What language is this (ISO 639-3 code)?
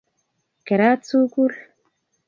kln